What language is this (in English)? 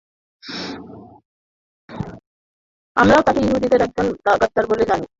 Bangla